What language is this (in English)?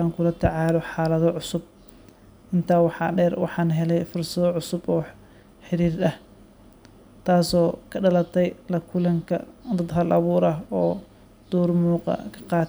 Somali